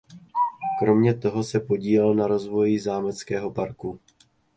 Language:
Czech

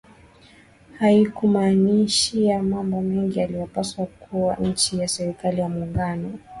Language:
Swahili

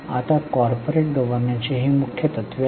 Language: Marathi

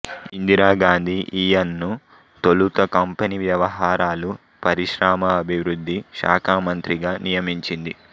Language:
Telugu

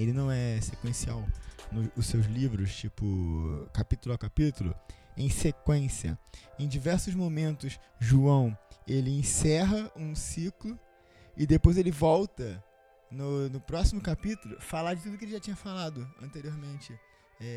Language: Portuguese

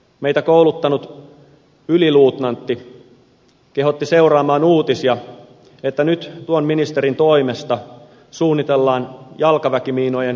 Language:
Finnish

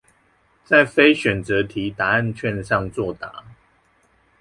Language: Chinese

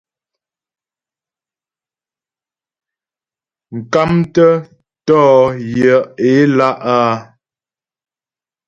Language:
Ghomala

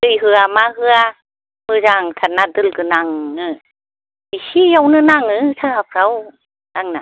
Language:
Bodo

